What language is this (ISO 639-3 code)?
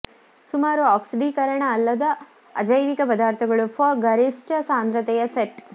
kan